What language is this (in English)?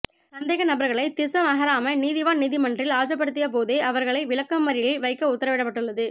Tamil